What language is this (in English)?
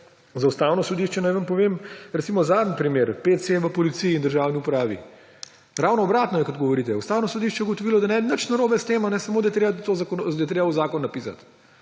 Slovenian